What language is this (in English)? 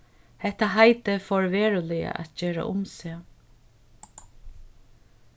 Faroese